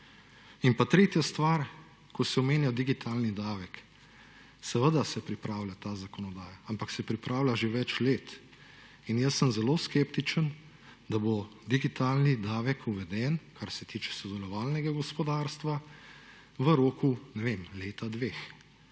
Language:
Slovenian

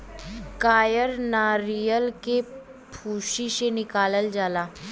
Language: Bhojpuri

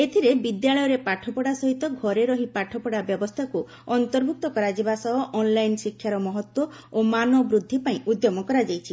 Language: Odia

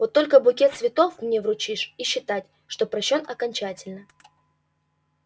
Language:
Russian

